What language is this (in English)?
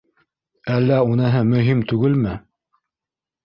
Bashkir